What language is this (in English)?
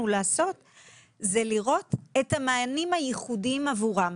Hebrew